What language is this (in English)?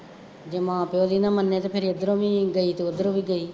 Punjabi